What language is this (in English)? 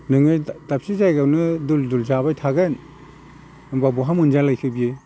Bodo